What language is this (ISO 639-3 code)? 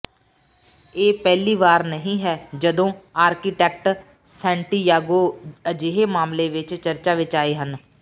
pan